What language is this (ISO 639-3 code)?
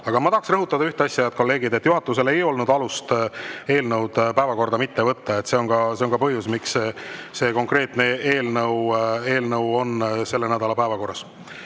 est